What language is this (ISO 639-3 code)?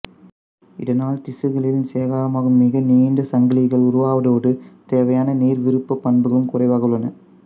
tam